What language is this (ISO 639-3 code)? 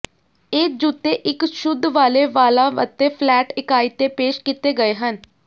pan